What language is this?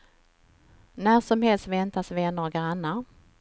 Swedish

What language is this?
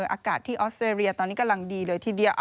Thai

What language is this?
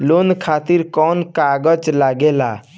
Bhojpuri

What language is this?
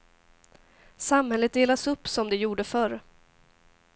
Swedish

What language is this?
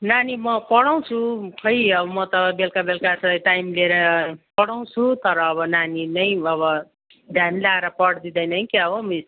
Nepali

